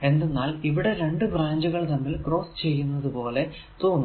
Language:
Malayalam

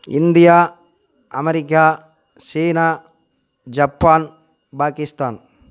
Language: Tamil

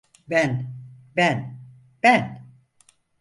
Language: Turkish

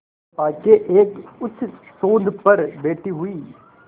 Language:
Hindi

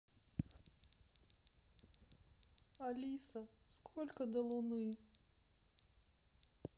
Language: Russian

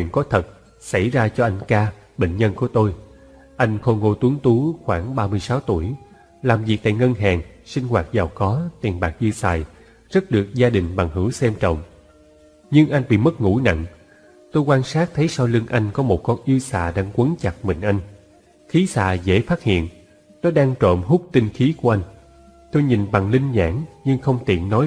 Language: Vietnamese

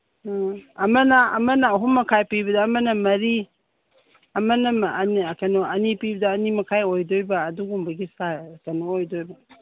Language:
Manipuri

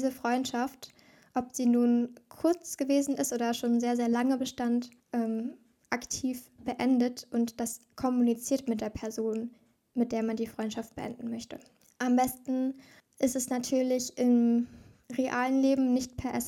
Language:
German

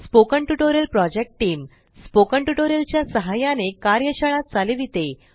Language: Marathi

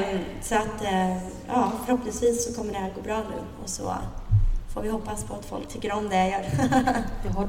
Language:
Swedish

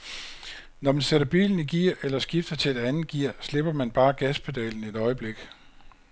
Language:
Danish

